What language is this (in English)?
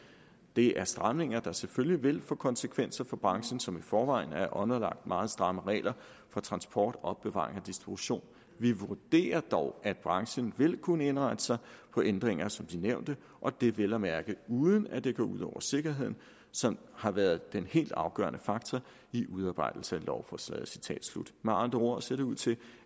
Danish